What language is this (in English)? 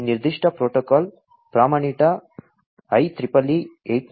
Kannada